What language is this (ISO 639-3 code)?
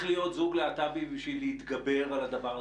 heb